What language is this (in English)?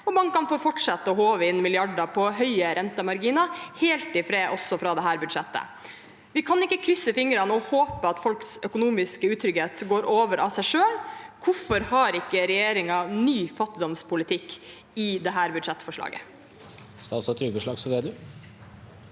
Norwegian